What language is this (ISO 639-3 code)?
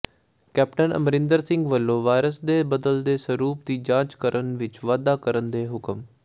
pan